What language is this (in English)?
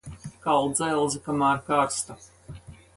Latvian